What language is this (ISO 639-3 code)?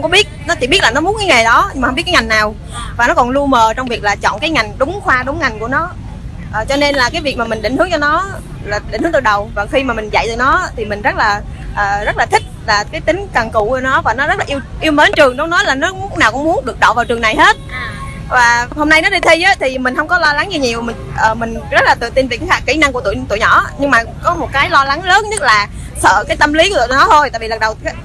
vie